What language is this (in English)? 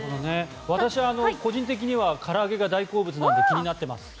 Japanese